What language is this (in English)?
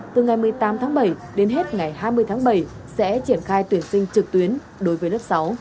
Vietnamese